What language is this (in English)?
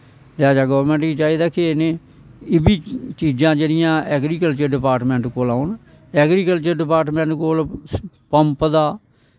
Dogri